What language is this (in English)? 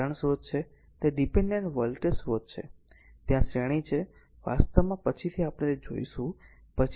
Gujarati